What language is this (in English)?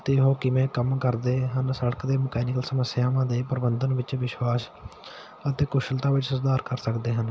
Punjabi